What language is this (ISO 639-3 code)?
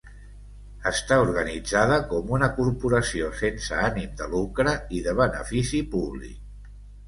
cat